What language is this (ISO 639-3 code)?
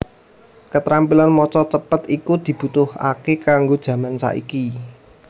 jav